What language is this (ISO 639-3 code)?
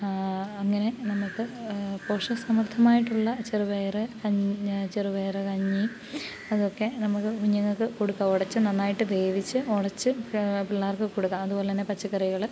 mal